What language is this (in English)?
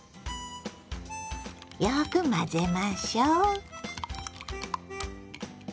Japanese